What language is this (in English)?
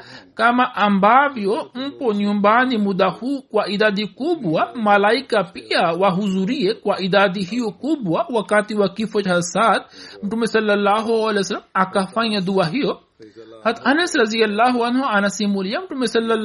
Swahili